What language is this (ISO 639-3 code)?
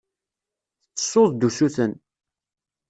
kab